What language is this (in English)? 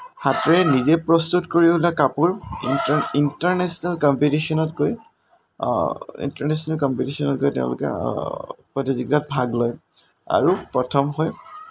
Assamese